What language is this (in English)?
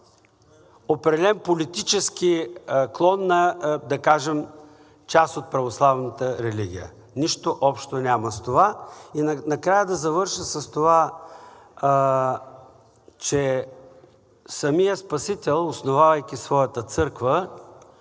Bulgarian